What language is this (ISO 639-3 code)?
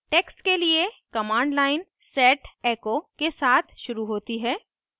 hin